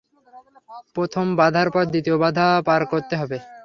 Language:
Bangla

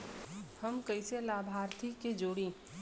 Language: Bhojpuri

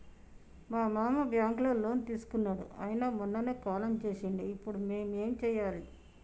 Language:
Telugu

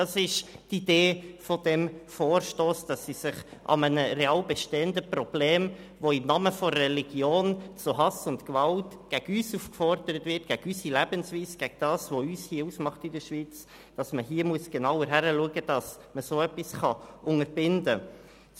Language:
Swiss German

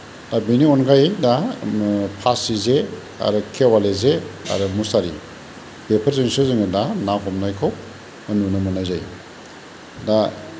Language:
Bodo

